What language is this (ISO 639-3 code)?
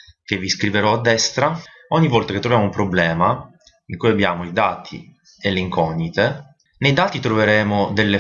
ita